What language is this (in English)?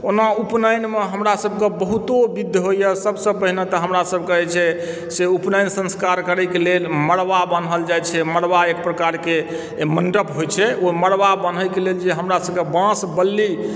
Maithili